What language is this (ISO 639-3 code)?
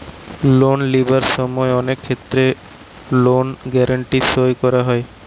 ben